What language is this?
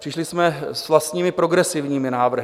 Czech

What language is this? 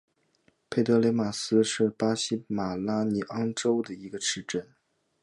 Chinese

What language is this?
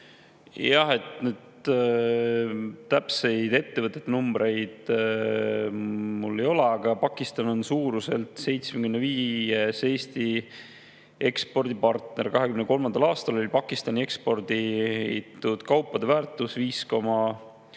Estonian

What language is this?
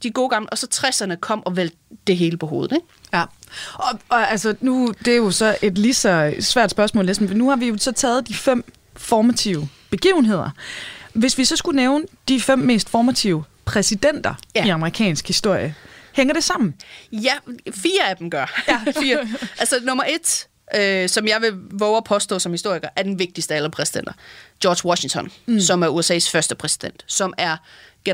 Danish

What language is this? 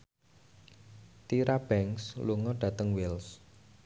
Javanese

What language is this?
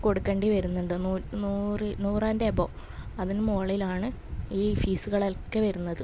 Malayalam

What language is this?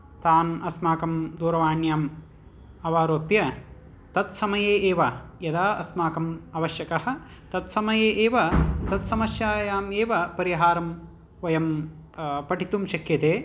Sanskrit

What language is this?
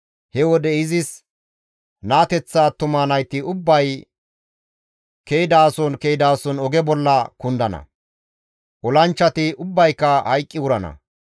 Gamo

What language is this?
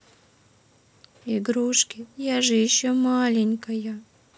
Russian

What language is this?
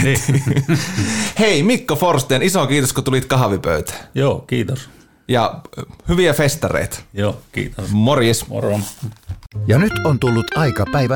Finnish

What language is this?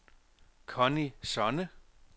Danish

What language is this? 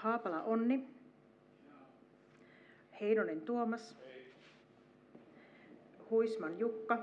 Finnish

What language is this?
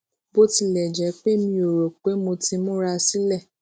Yoruba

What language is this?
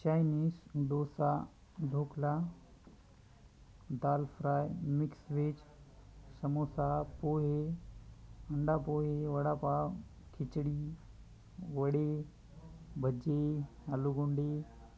Marathi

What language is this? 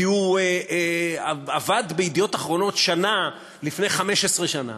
Hebrew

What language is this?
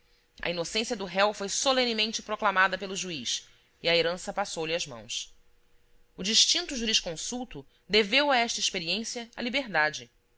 Portuguese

